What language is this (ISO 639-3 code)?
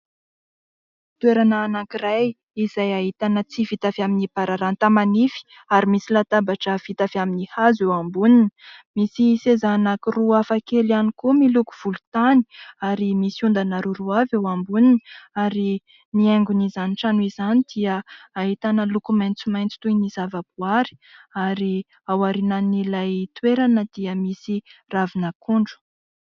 mlg